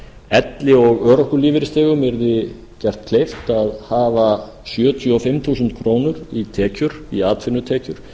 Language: Icelandic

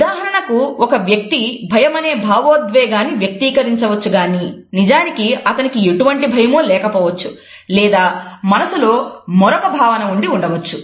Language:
Telugu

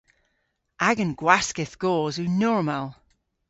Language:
Cornish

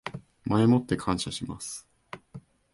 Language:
Japanese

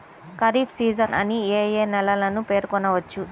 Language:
Telugu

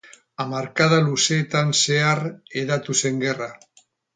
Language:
Basque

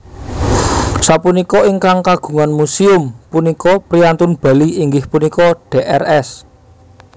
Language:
Javanese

